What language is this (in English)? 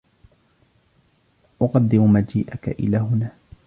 Arabic